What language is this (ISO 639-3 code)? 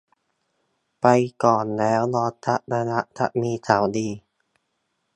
tha